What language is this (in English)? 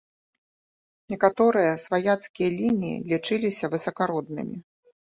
Belarusian